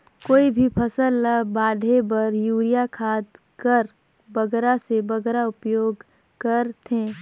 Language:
Chhattisgarhi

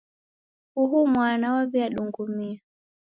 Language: Taita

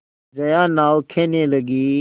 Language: Hindi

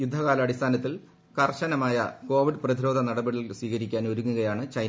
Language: Malayalam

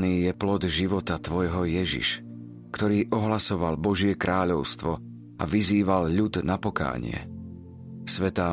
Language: Slovak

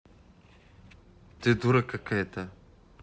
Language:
Russian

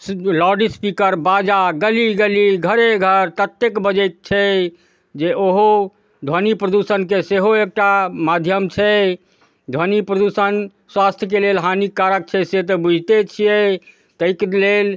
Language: Maithili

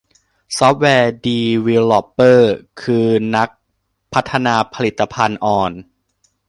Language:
Thai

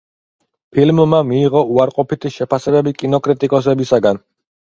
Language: Georgian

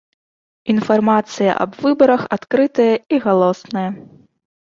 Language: Belarusian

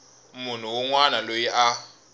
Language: Tsonga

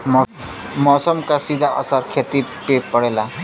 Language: Bhojpuri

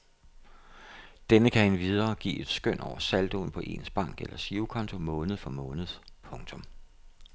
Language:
Danish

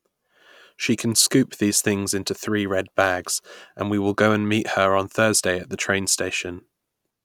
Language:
English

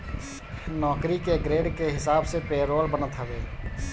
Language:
Bhojpuri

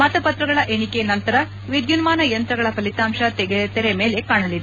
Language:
Kannada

